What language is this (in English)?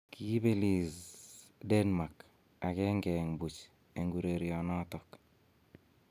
Kalenjin